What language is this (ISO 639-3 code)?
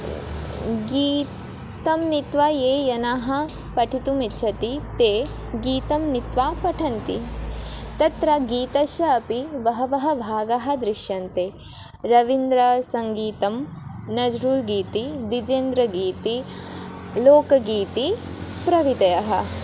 san